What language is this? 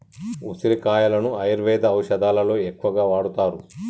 Telugu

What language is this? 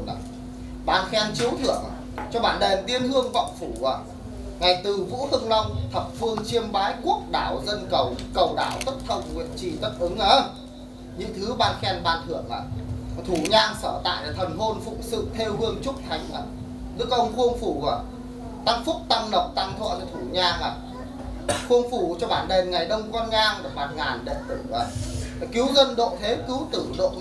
Vietnamese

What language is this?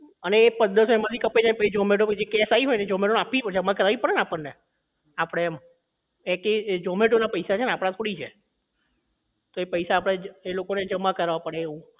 Gujarati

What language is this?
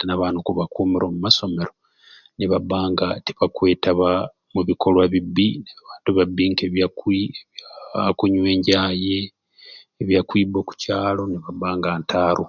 Ruuli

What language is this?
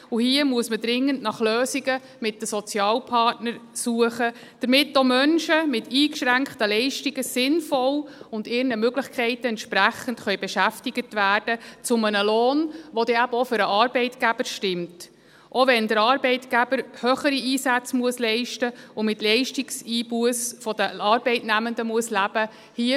Swiss German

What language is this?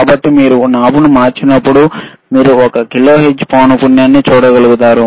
Telugu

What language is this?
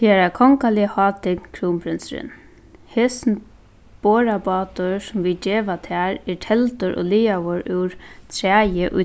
Faroese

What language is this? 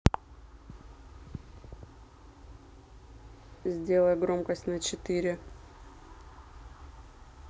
Russian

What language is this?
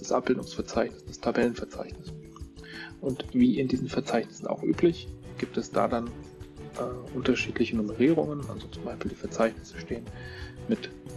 German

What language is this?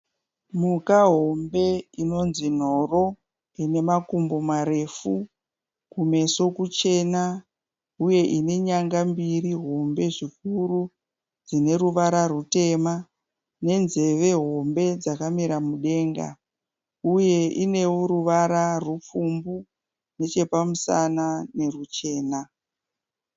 Shona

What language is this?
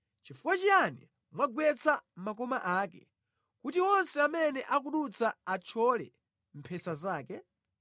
Nyanja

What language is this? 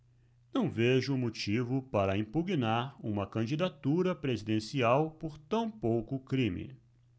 Portuguese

